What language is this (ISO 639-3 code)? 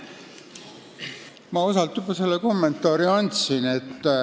est